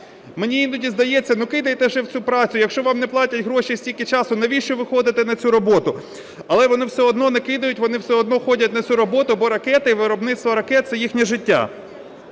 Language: Ukrainian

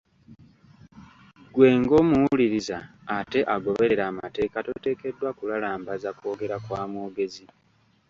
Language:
Ganda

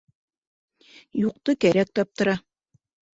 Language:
Bashkir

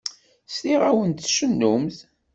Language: Kabyle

